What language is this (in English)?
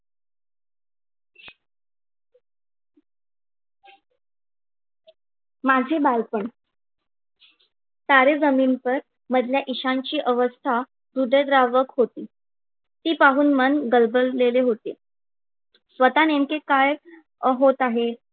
Marathi